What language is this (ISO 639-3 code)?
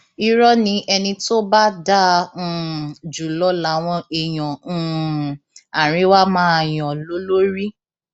yor